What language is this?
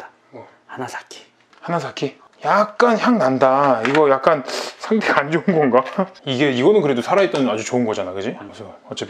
Korean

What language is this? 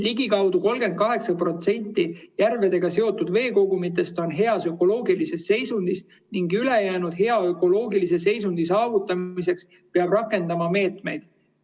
Estonian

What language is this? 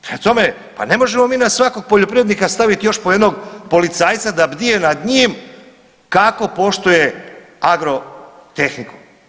Croatian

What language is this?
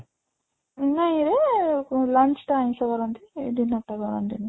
Odia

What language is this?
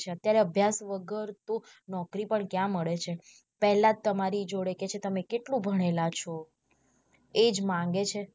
Gujarati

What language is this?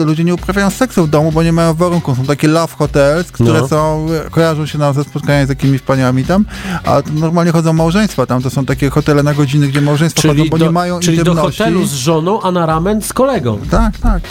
Polish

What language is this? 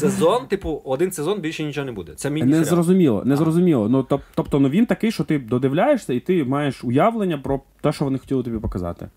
Ukrainian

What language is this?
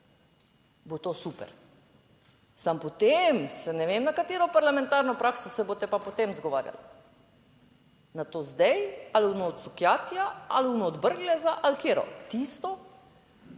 Slovenian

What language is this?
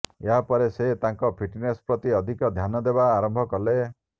Odia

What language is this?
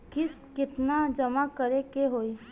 Bhojpuri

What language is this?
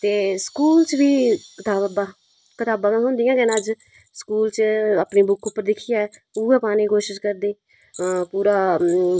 Dogri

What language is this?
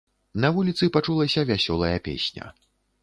Belarusian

